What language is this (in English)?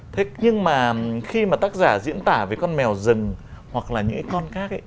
Vietnamese